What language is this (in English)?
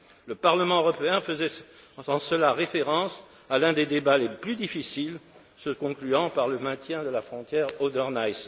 French